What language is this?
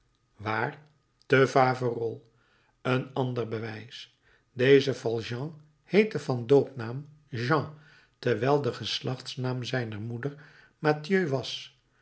Dutch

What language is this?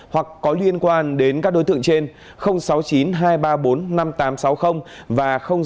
Vietnamese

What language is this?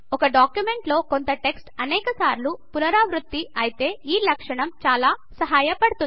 Telugu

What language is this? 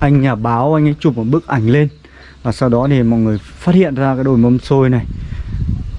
Vietnamese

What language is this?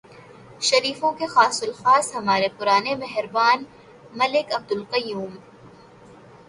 Urdu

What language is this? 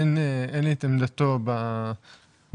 Hebrew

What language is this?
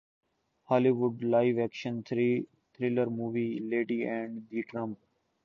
Urdu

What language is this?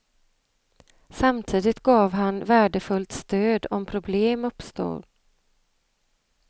Swedish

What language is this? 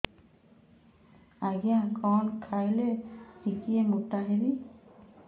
Odia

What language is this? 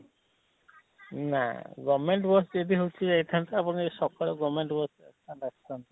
Odia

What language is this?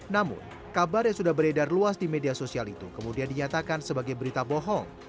Indonesian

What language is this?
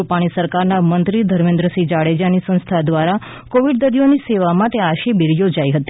Gujarati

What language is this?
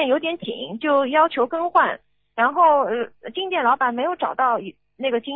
Chinese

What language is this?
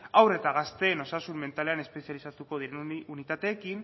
Basque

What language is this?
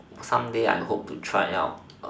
English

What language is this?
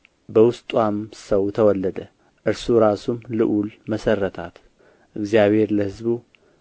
Amharic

